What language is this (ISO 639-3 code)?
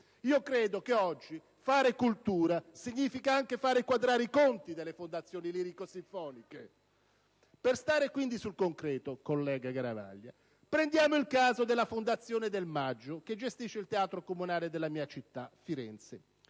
ita